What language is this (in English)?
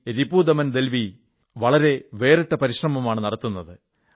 Malayalam